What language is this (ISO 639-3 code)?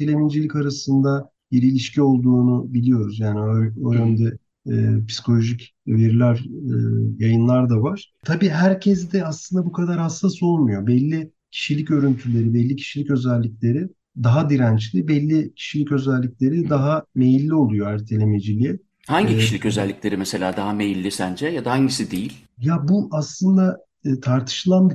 tur